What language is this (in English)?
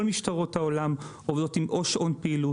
Hebrew